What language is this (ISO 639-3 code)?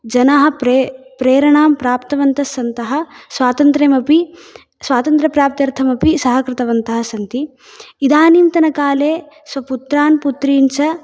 san